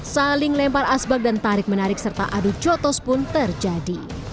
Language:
Indonesian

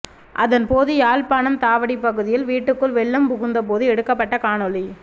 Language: Tamil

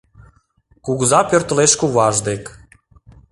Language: Mari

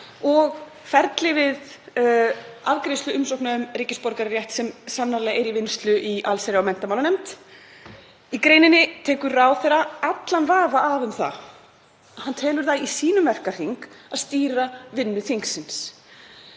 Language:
Icelandic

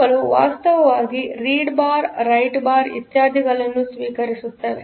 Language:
Kannada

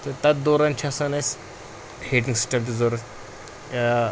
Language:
Kashmiri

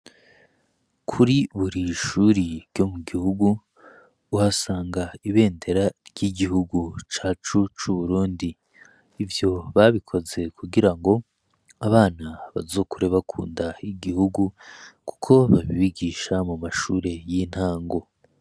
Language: Rundi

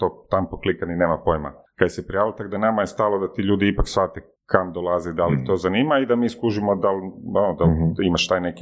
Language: Croatian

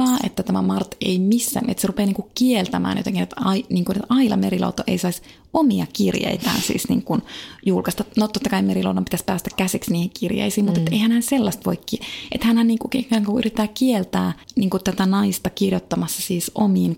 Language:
Finnish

